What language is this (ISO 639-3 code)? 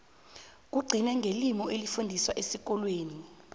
nbl